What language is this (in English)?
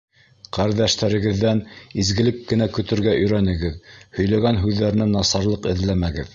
Bashkir